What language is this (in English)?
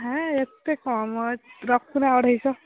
Odia